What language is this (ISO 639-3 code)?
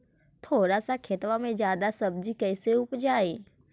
mag